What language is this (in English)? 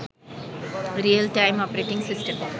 Bangla